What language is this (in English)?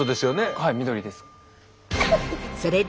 Japanese